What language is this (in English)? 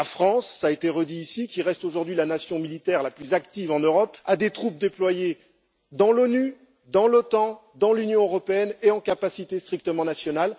French